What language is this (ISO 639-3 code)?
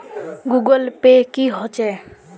mag